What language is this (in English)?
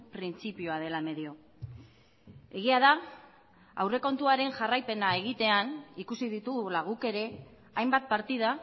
Basque